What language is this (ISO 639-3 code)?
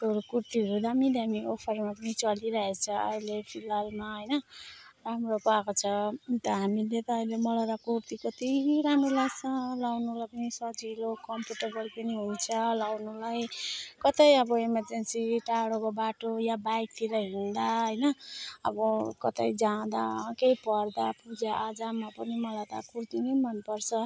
nep